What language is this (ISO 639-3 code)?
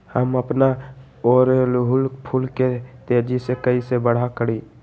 mag